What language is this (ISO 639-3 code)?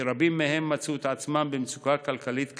heb